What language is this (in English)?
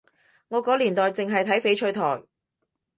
Cantonese